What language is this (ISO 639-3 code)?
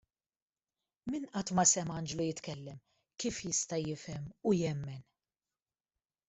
mlt